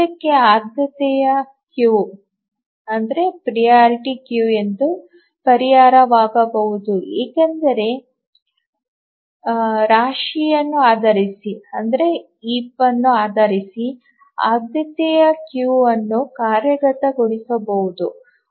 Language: Kannada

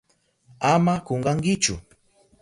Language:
Southern Pastaza Quechua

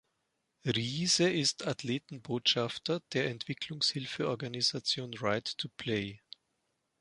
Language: German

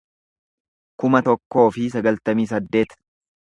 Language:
Oromo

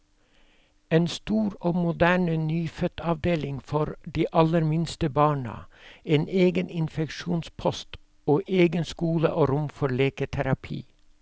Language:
Norwegian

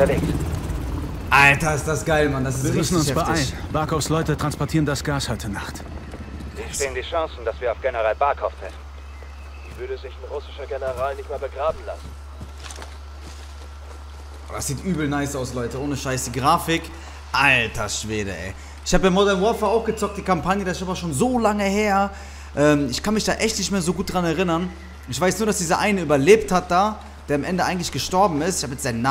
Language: German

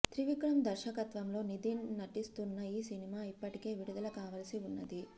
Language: Telugu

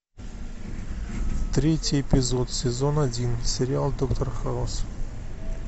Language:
Russian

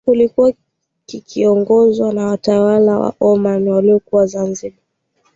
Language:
Swahili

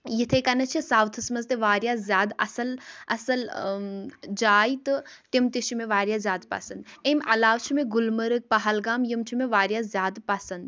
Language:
Kashmiri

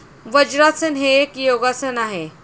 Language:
Marathi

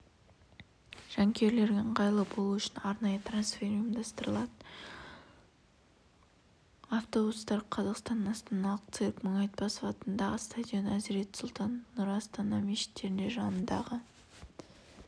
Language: Kazakh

